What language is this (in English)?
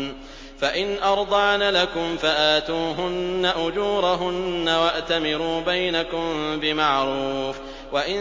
Arabic